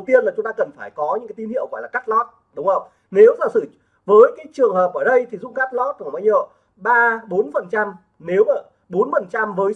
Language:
Vietnamese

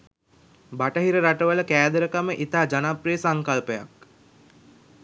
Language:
Sinhala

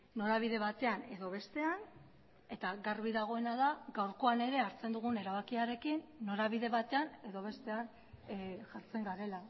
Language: Basque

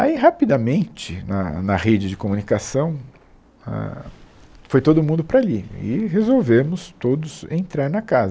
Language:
Portuguese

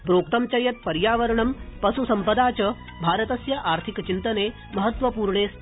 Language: Sanskrit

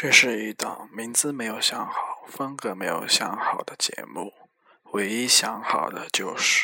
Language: Chinese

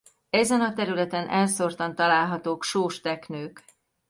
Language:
Hungarian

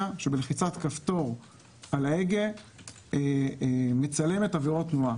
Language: Hebrew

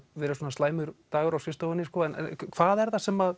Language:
Icelandic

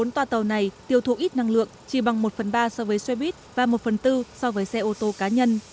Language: Vietnamese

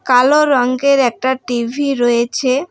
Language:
Bangla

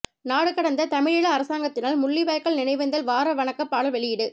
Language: Tamil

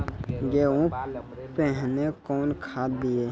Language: Maithili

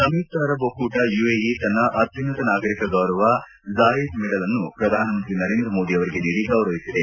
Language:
Kannada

